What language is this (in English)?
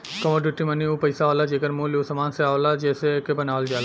Bhojpuri